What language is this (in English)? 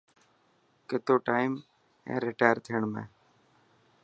Dhatki